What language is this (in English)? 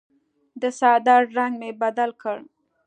Pashto